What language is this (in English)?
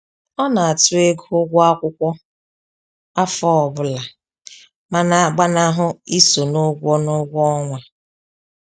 Igbo